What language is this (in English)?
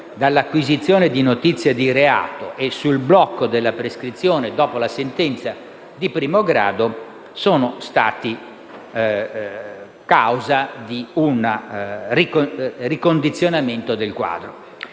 Italian